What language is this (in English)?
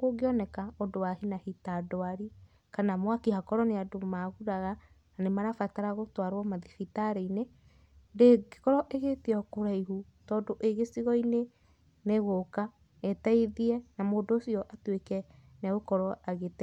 Kikuyu